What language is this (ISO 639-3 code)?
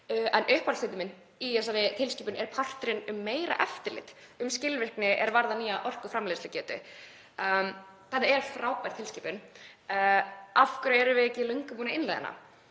isl